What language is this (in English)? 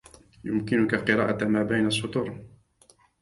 Arabic